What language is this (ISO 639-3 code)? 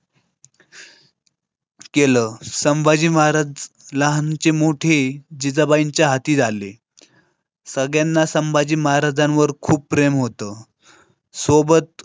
mar